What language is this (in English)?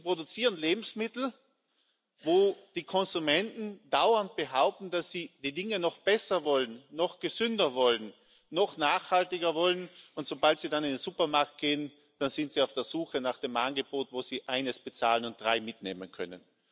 German